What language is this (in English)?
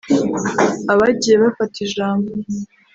Kinyarwanda